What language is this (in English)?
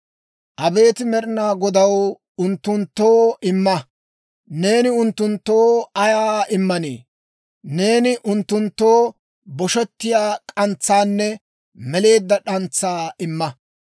Dawro